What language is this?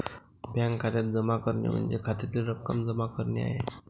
Marathi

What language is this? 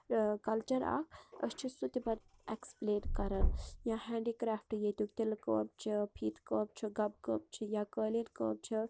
Kashmiri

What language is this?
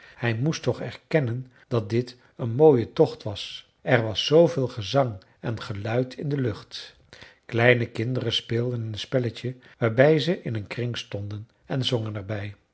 Dutch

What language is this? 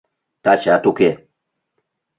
Mari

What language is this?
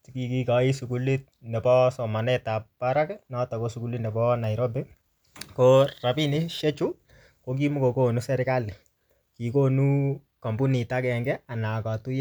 Kalenjin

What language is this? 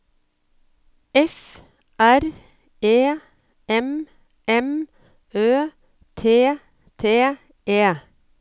Norwegian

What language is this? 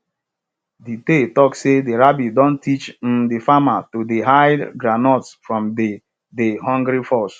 Nigerian Pidgin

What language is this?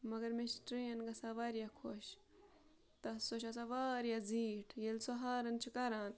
Kashmiri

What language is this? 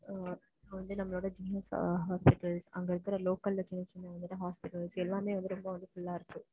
Tamil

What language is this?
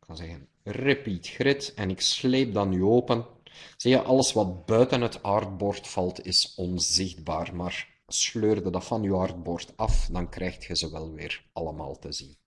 Dutch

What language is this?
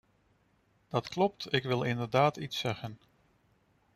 Dutch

